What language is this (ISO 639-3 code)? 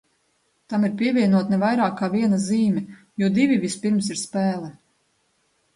lav